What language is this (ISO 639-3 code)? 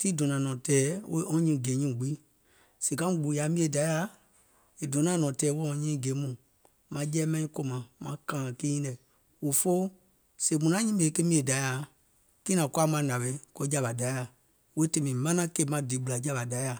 gol